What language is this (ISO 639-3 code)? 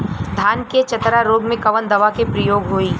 bho